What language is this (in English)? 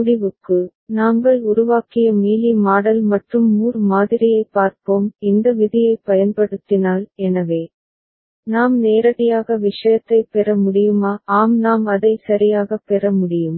Tamil